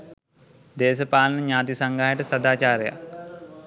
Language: Sinhala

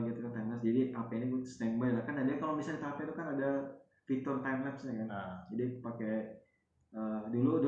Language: Indonesian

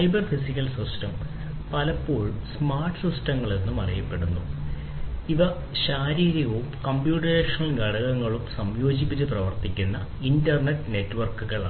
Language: Malayalam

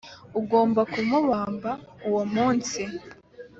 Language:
Kinyarwanda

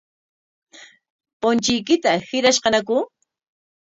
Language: Corongo Ancash Quechua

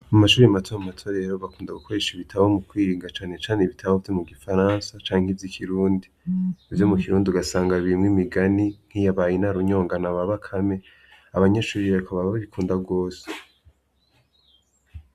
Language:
Rundi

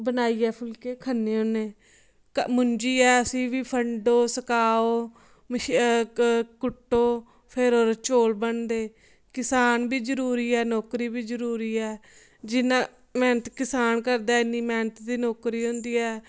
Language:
Dogri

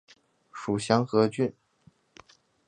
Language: Chinese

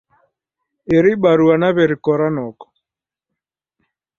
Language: Taita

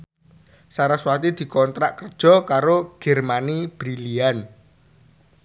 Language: Javanese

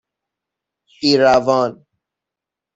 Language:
Persian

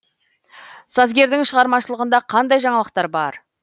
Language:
Kazakh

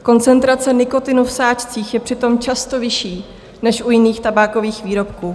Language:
Czech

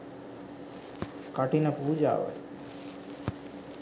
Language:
Sinhala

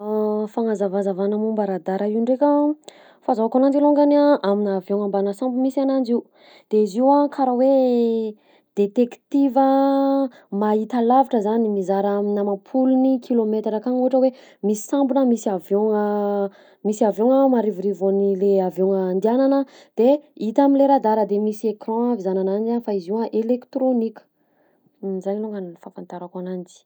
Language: Southern Betsimisaraka Malagasy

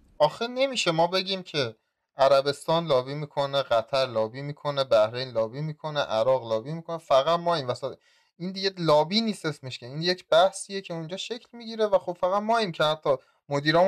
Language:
Persian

